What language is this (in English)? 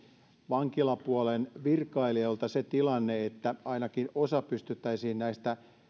Finnish